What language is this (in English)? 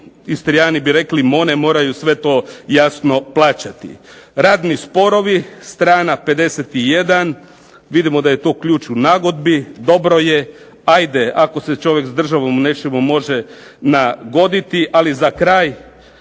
Croatian